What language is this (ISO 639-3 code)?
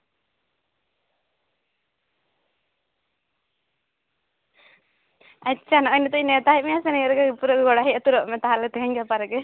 sat